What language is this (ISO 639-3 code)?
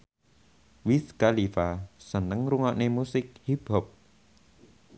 jav